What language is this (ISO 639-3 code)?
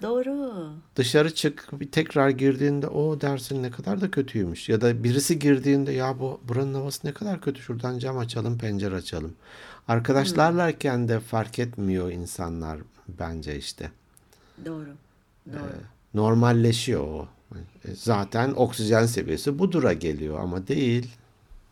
tur